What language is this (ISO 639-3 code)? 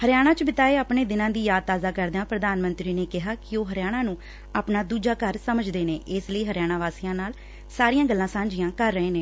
pan